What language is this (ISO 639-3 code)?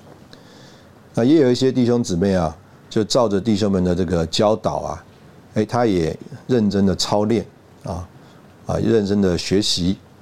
zho